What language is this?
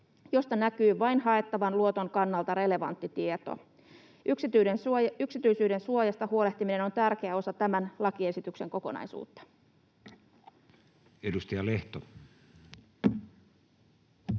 Finnish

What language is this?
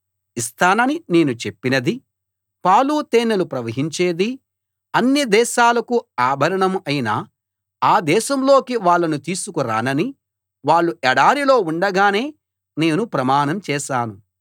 Telugu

